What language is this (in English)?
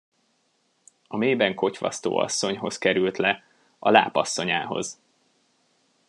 Hungarian